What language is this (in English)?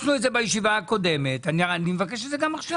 Hebrew